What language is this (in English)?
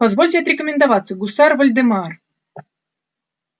Russian